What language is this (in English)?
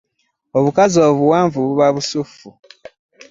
Ganda